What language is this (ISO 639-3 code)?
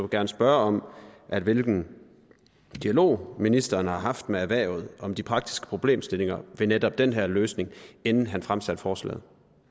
dan